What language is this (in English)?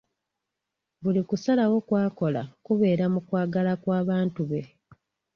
Ganda